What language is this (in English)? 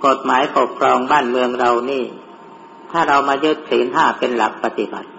Thai